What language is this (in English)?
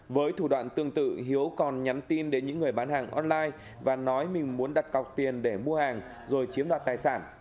Vietnamese